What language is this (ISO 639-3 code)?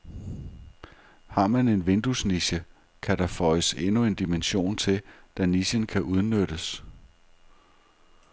dan